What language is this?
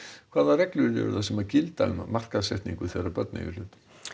Icelandic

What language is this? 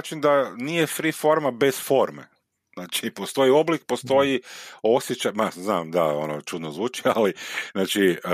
Croatian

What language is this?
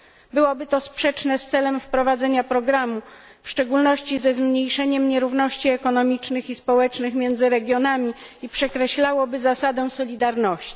Polish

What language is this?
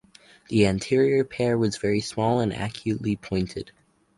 English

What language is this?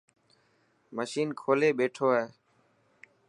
Dhatki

